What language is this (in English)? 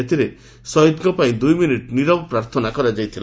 Odia